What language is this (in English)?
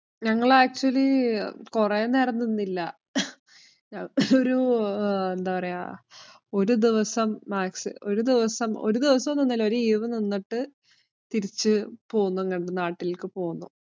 Malayalam